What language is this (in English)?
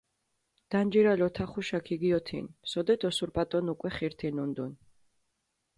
Mingrelian